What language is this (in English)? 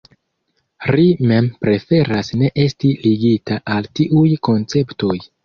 Esperanto